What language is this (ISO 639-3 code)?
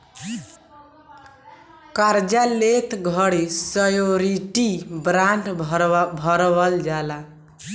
bho